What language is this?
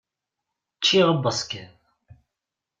Kabyle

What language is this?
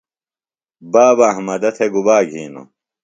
Phalura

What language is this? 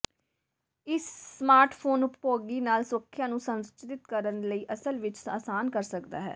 Punjabi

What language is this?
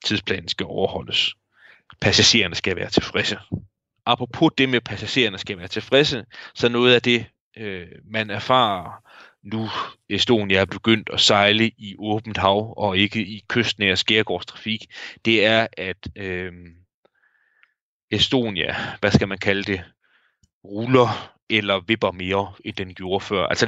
Danish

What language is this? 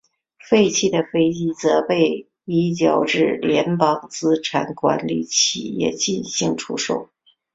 Chinese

